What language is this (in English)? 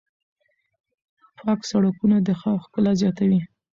Pashto